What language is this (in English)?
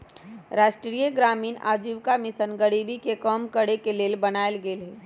Magahi